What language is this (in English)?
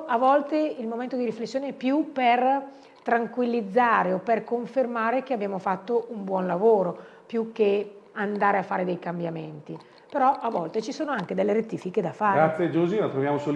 Italian